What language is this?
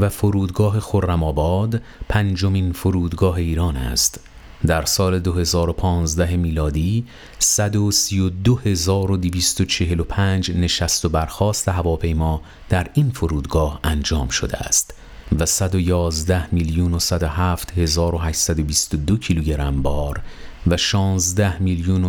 Persian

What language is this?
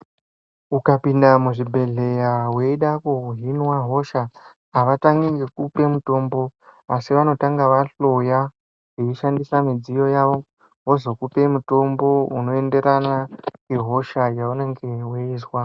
Ndau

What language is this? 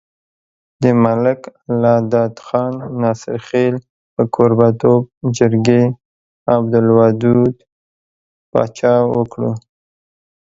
Pashto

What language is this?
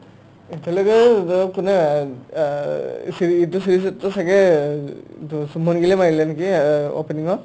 Assamese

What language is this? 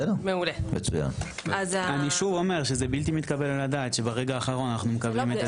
Hebrew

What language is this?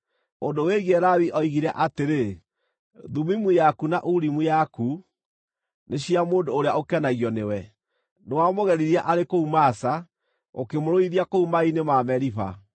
Kikuyu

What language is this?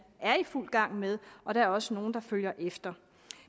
Danish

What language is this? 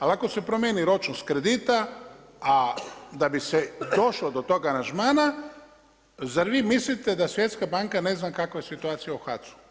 Croatian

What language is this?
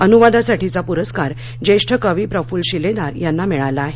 Marathi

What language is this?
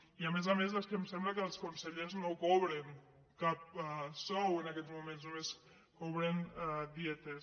Catalan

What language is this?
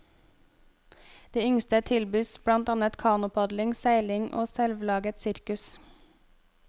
Norwegian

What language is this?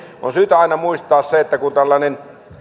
Finnish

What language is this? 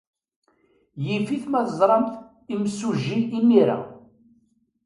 Kabyle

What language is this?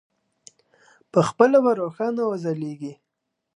Pashto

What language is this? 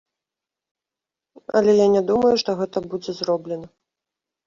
Belarusian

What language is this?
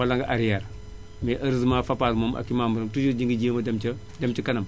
Wolof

